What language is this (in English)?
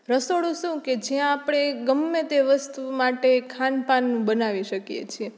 Gujarati